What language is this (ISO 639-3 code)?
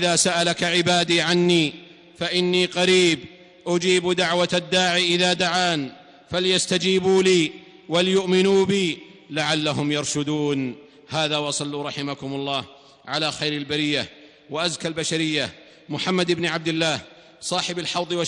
ara